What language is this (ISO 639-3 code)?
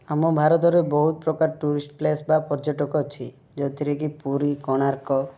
ori